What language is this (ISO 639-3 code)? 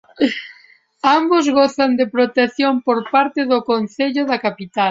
glg